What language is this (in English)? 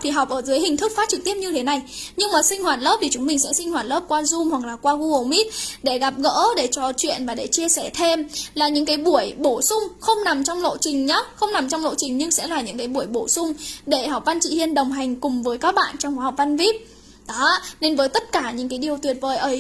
Vietnamese